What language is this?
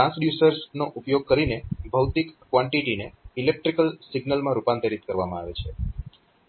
Gujarati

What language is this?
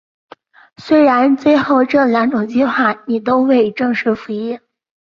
Chinese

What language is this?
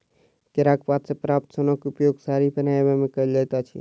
Maithili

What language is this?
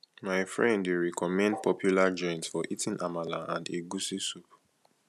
Nigerian Pidgin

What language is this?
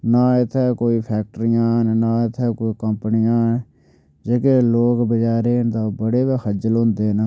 Dogri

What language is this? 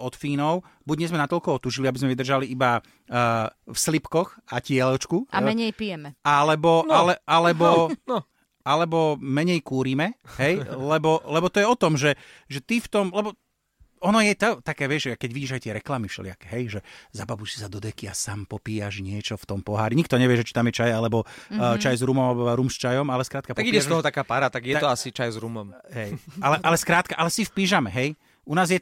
Slovak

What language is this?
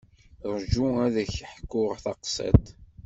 Kabyle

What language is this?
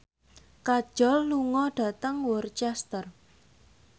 Javanese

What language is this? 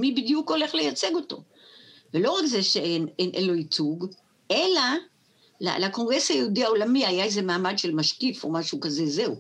Hebrew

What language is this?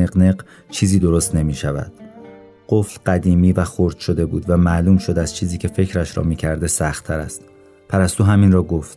Persian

